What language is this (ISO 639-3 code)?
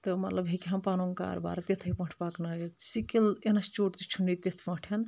kas